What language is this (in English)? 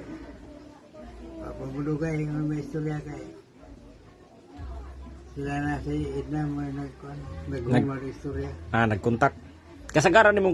Indonesian